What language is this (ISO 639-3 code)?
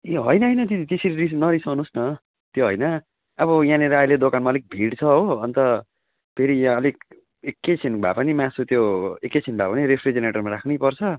nep